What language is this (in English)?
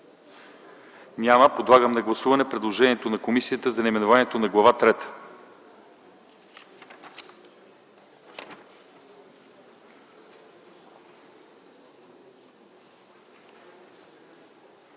Bulgarian